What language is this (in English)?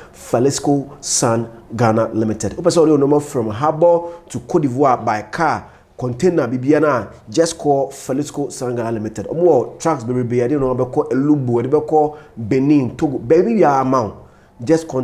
English